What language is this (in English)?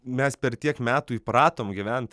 Lithuanian